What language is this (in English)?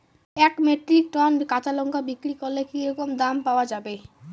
Bangla